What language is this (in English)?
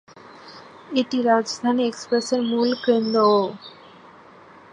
Bangla